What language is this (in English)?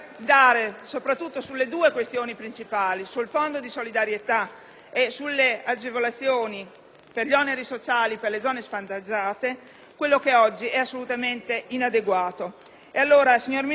Italian